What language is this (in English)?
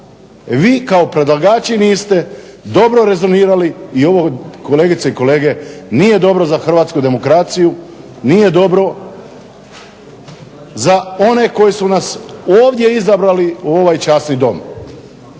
Croatian